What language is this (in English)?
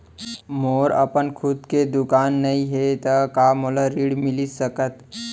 Chhattisgarhi